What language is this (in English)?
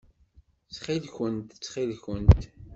Kabyle